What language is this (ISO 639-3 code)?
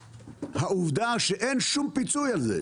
heb